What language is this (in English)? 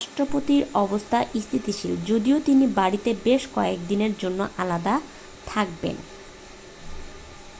Bangla